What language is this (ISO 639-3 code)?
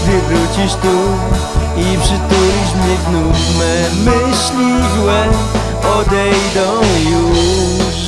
pol